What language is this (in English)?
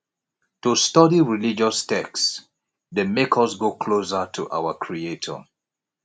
Nigerian Pidgin